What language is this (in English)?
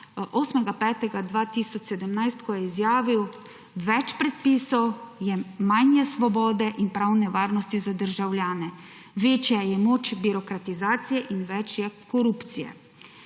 Slovenian